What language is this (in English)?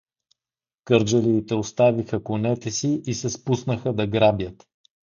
Bulgarian